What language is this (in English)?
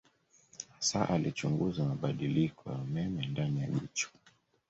Swahili